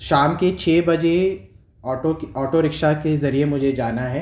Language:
Urdu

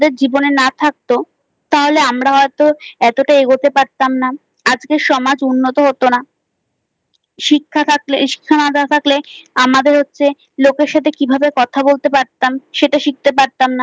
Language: Bangla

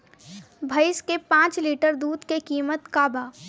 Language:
Bhojpuri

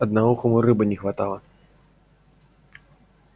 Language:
Russian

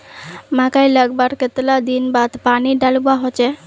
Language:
Magahi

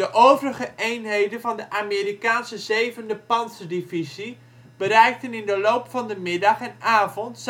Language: Dutch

